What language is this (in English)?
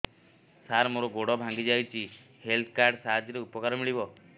Odia